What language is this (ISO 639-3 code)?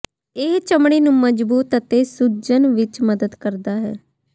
pan